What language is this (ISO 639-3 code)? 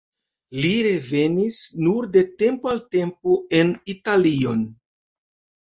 epo